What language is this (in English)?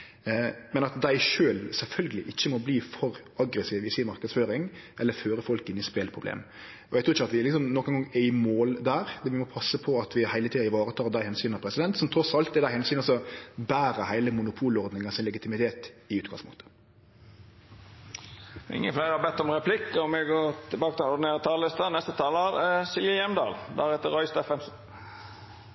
Norwegian Nynorsk